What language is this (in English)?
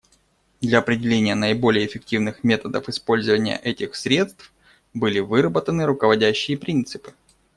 Russian